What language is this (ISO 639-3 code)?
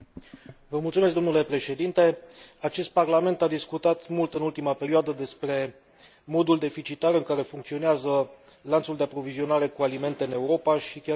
ron